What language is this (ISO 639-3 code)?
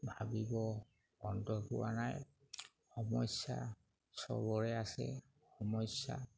asm